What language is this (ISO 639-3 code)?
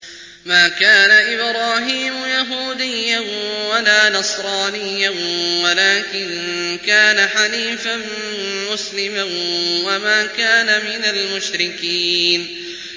ara